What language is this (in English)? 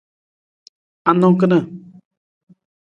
Nawdm